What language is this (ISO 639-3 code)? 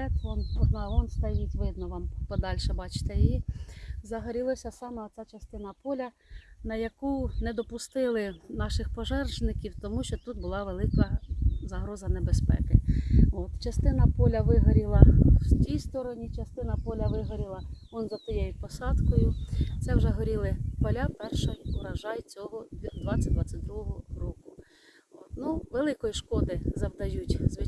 ukr